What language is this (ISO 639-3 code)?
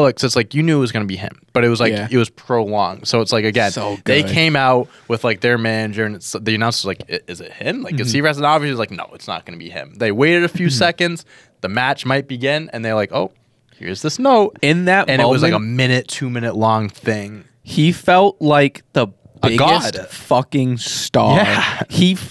eng